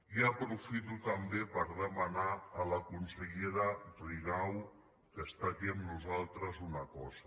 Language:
Catalan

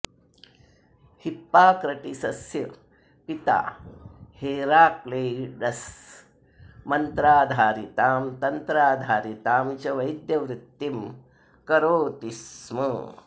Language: Sanskrit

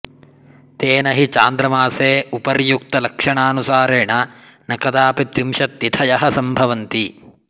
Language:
Sanskrit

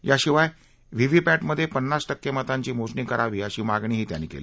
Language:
Marathi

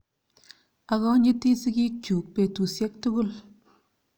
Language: Kalenjin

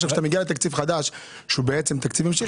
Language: Hebrew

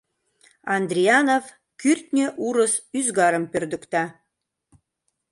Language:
Mari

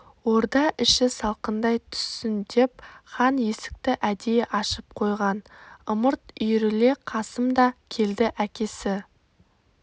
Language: Kazakh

